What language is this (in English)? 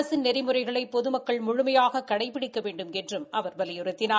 Tamil